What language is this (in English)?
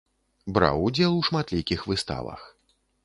Belarusian